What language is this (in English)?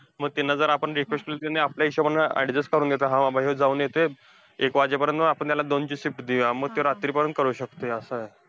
Marathi